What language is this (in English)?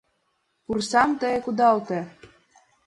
Mari